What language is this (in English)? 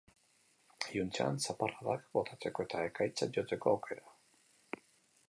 Basque